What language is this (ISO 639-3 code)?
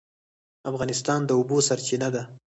pus